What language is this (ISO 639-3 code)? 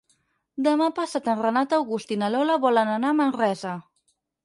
cat